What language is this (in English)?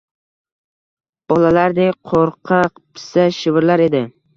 Uzbek